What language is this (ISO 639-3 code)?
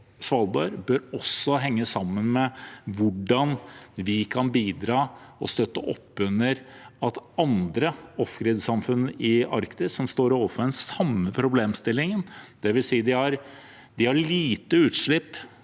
nor